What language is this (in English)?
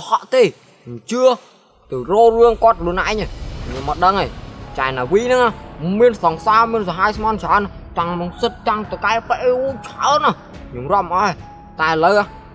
Vietnamese